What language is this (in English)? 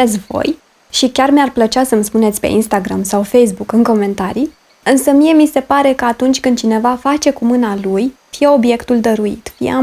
Romanian